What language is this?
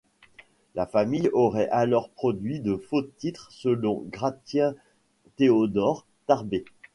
French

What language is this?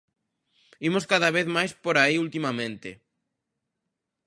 Galician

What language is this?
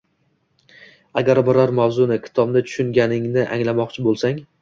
Uzbek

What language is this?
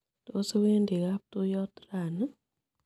Kalenjin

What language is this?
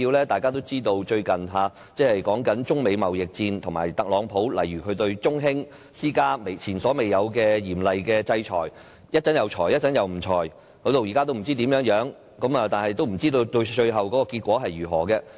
Cantonese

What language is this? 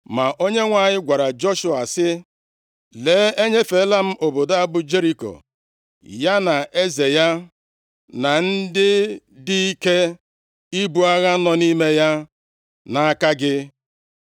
Igbo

